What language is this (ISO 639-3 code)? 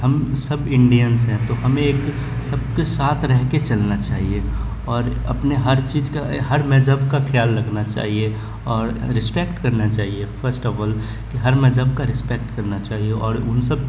urd